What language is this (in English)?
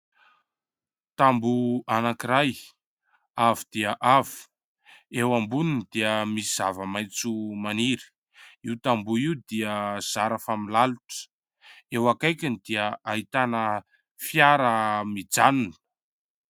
Malagasy